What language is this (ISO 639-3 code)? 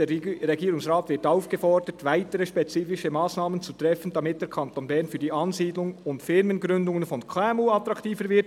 gsw